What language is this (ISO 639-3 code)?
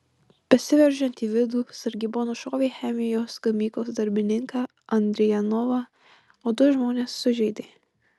lit